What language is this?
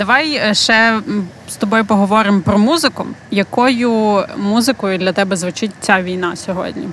Ukrainian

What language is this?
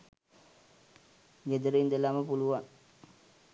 Sinhala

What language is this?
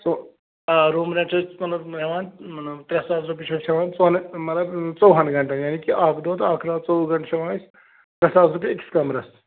Kashmiri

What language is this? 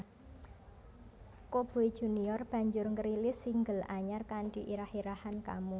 Javanese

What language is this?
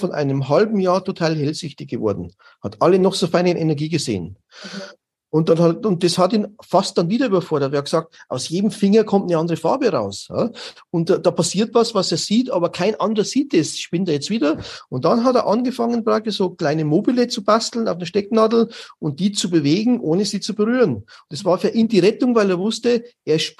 German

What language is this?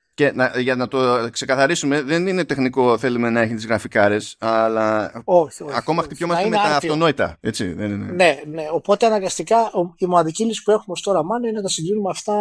Greek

